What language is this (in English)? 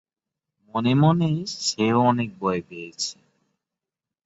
Bangla